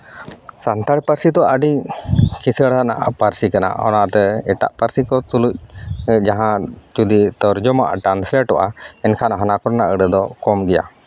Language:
Santali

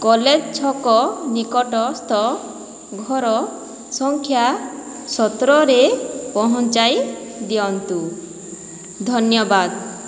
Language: Odia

